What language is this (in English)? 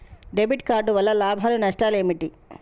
Telugu